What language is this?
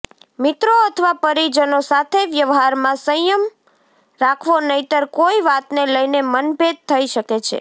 Gujarati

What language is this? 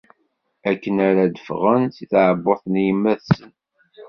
Kabyle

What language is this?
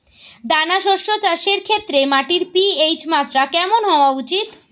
Bangla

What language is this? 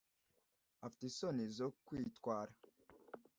Kinyarwanda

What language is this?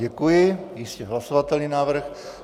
Czech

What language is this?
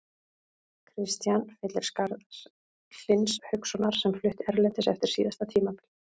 Icelandic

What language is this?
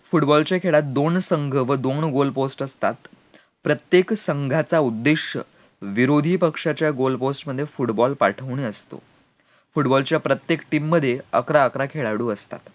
Marathi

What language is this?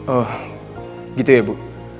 Indonesian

